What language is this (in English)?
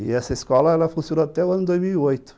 Portuguese